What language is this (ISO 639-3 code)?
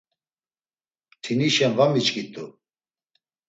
lzz